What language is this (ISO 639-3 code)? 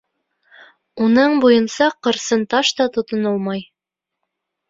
bak